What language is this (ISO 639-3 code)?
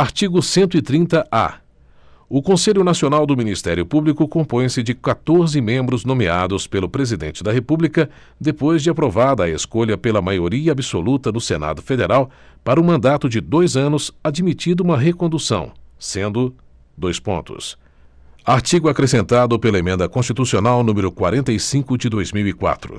por